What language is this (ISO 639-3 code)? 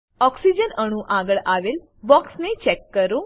guj